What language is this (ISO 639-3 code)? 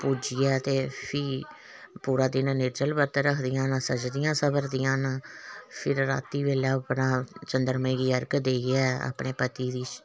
doi